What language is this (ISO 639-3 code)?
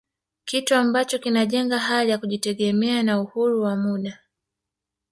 swa